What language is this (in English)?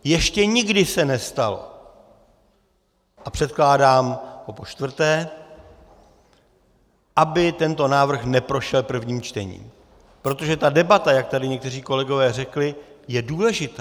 Czech